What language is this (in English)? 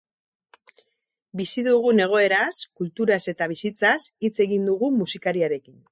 Basque